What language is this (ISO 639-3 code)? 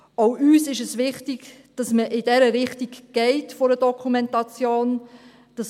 gsw